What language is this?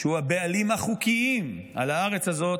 Hebrew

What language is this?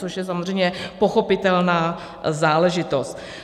Czech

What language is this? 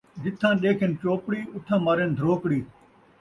Saraiki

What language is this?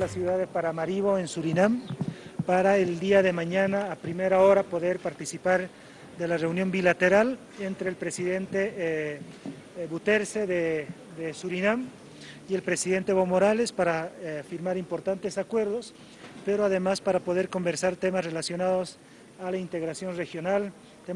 Spanish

